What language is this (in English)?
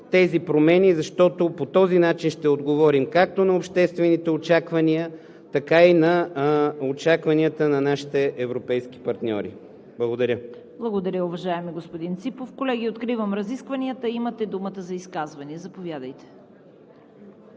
Bulgarian